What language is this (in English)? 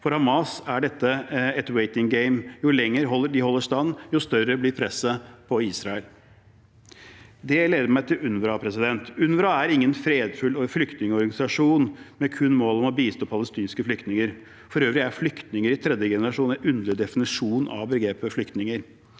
Norwegian